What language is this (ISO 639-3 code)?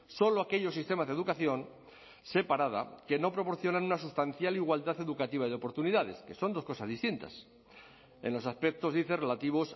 spa